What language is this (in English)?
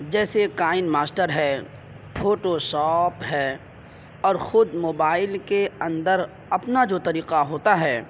Urdu